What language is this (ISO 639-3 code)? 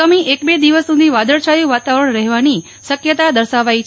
guj